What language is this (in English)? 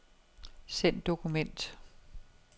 Danish